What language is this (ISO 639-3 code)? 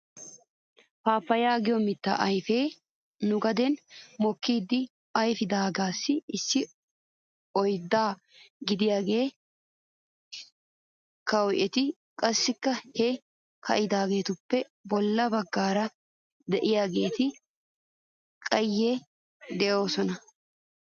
wal